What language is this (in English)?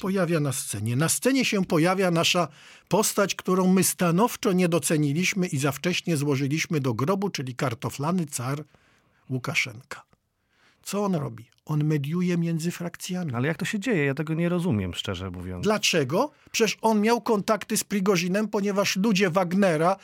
Polish